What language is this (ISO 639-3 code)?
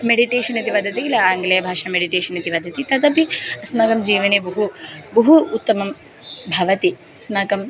san